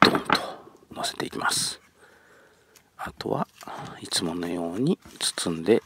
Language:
Japanese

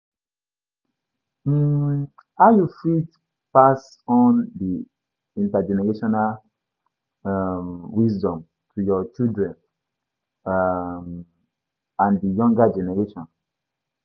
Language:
Nigerian Pidgin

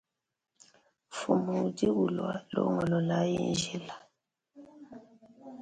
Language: Luba-Lulua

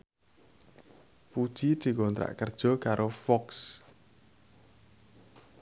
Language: Javanese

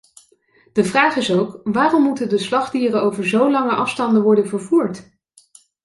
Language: Dutch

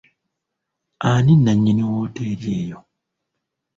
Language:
Ganda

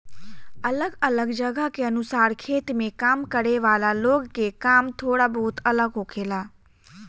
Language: Bhojpuri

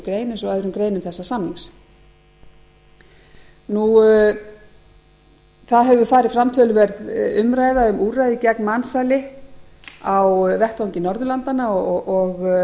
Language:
Icelandic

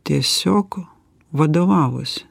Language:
Lithuanian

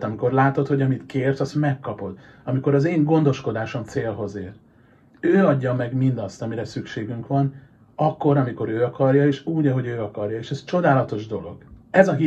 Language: Hungarian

